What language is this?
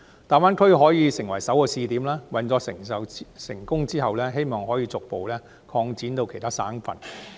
Cantonese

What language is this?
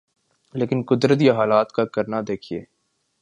Urdu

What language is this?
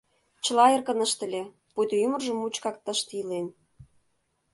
Mari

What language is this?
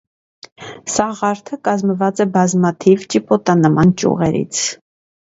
Armenian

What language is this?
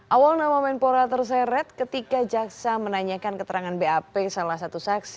Indonesian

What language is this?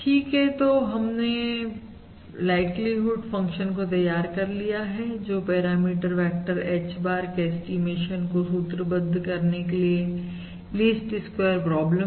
Hindi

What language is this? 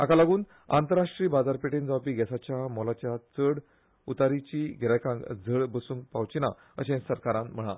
Konkani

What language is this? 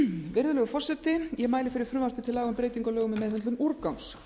Icelandic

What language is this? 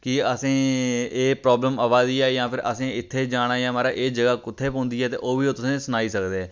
Dogri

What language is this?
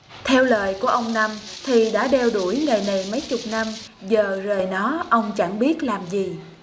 Vietnamese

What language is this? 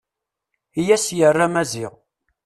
Kabyle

